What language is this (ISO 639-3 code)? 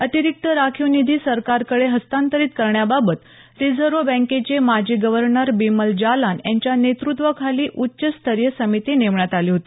mar